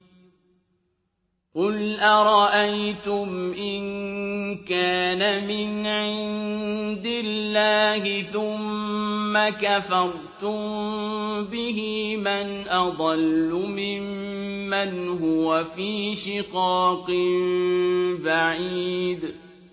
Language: Arabic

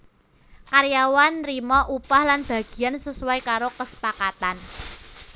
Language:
Javanese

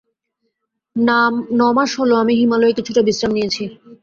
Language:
Bangla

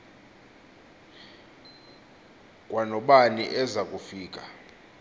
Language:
Xhosa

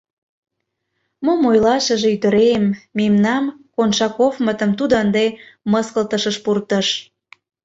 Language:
Mari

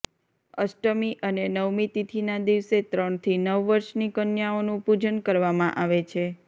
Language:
Gujarati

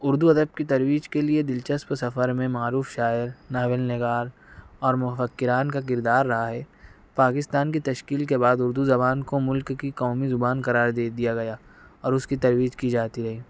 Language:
Urdu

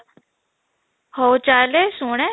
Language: Odia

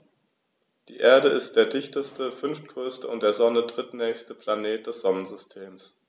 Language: German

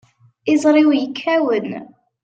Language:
Kabyle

